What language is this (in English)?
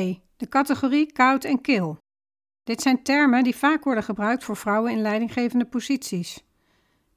Dutch